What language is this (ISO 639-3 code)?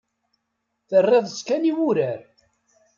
kab